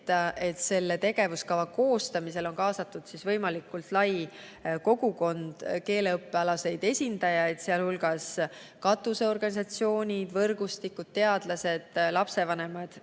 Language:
Estonian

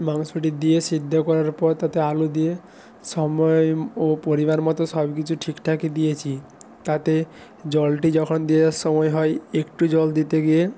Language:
Bangla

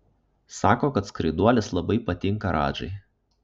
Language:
Lithuanian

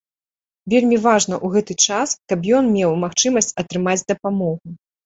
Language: Belarusian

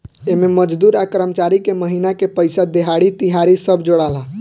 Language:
Bhojpuri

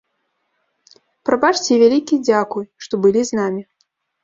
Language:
Belarusian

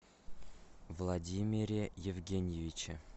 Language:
Russian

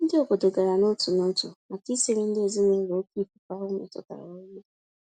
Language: Igbo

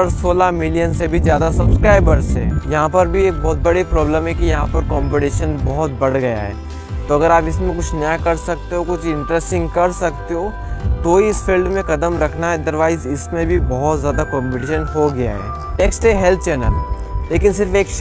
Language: Hindi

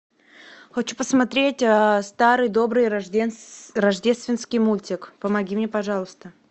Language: Russian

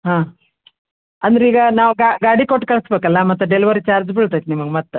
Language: Kannada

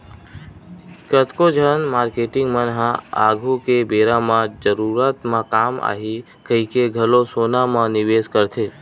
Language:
Chhattisgarhi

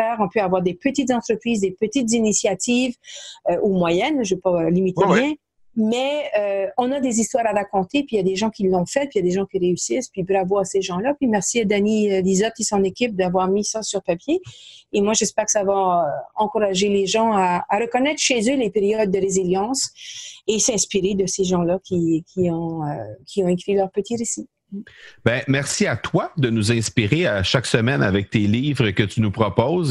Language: French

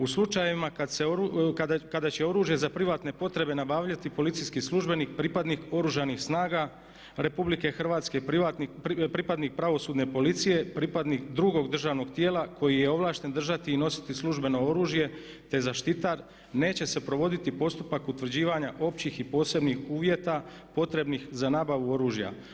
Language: Croatian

